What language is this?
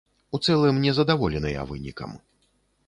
Belarusian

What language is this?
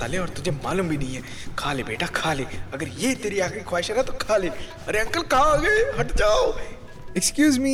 Hindi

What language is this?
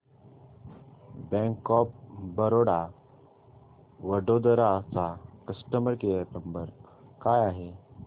Marathi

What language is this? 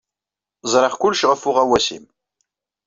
Kabyle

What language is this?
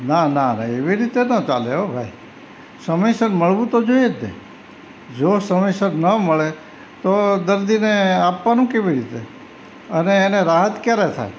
Gujarati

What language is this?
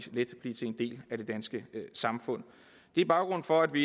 Danish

